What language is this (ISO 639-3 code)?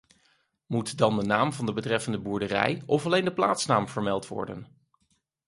nld